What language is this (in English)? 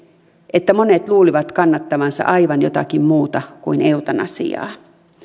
Finnish